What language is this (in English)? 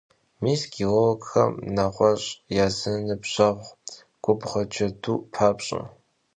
Kabardian